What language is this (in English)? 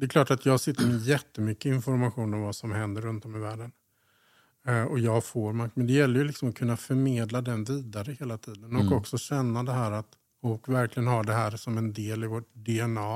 Swedish